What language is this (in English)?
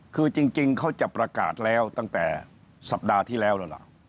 Thai